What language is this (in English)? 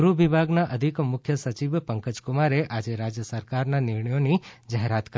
Gujarati